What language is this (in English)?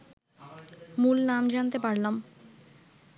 Bangla